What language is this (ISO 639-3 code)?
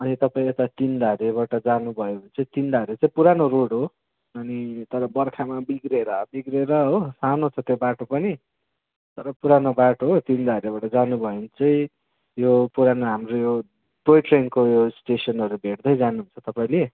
nep